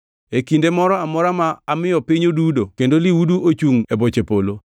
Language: Luo (Kenya and Tanzania)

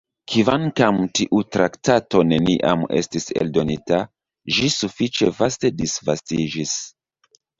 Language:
Esperanto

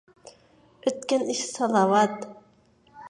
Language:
Uyghur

